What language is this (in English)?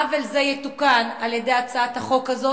Hebrew